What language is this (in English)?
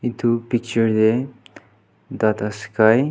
Naga Pidgin